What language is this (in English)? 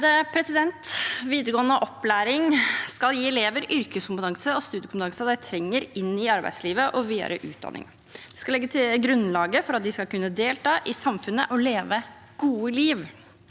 Norwegian